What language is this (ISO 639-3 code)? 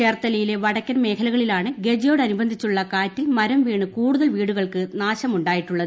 mal